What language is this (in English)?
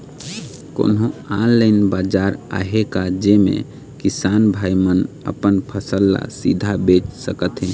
Chhattisgarhi